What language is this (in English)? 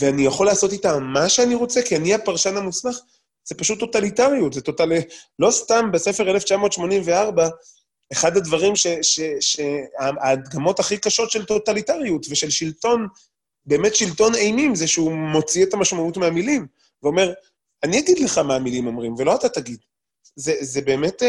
Hebrew